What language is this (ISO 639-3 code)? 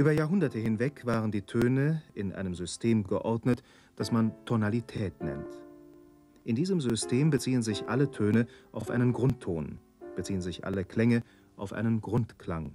deu